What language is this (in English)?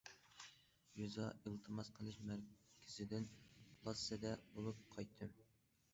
Uyghur